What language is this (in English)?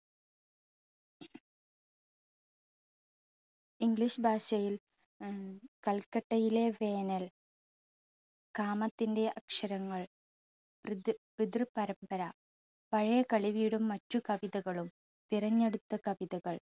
Malayalam